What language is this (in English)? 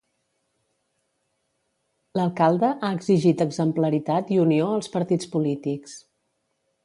Catalan